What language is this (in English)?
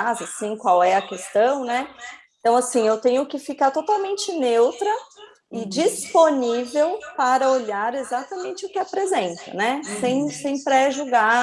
Portuguese